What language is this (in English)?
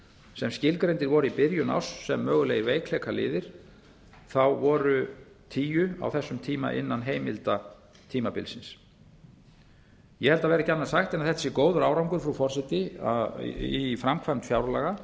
Icelandic